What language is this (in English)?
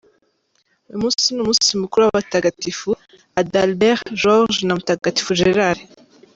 Kinyarwanda